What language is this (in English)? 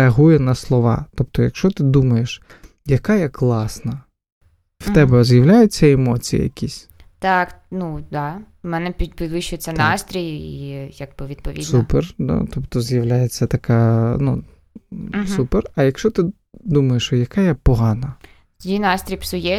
Ukrainian